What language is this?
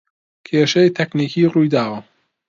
Central Kurdish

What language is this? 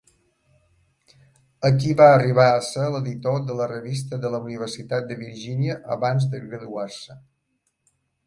Catalan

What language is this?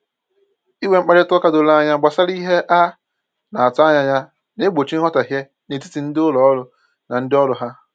Igbo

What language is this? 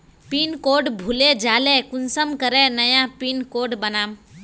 Magahi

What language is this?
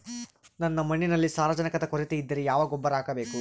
Kannada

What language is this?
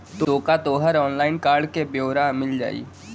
Bhojpuri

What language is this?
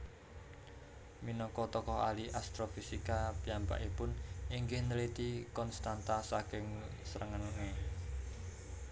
Javanese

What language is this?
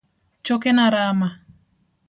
Luo (Kenya and Tanzania)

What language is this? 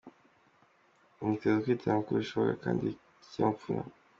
Kinyarwanda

